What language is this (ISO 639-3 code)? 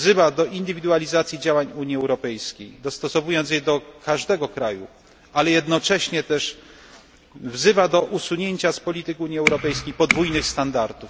pol